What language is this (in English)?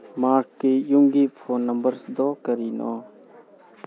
Manipuri